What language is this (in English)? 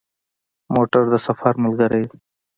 Pashto